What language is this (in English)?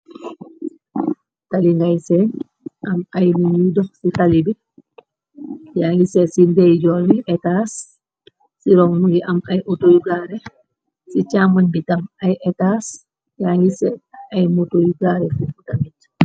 Wolof